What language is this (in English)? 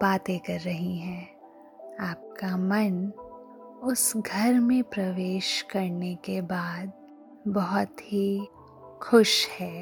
Hindi